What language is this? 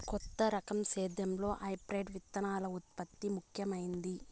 Telugu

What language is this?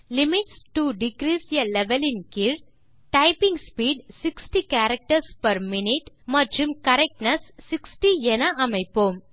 Tamil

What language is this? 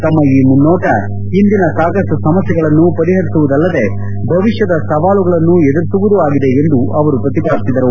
Kannada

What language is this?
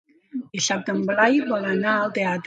Catalan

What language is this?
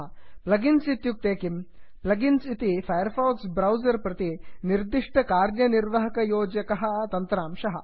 Sanskrit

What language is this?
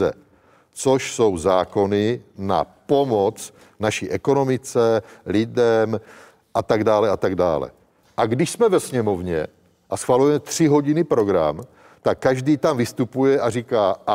Czech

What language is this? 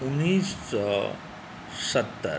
Maithili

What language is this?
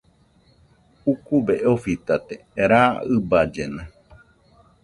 Nüpode Huitoto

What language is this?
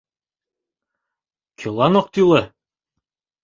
Mari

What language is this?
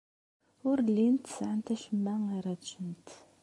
Kabyle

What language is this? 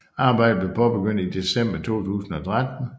Danish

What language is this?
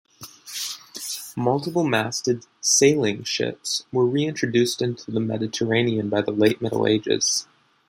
English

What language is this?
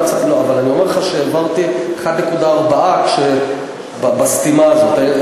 Hebrew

